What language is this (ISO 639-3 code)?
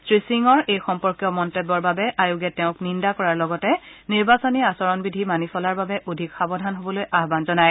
asm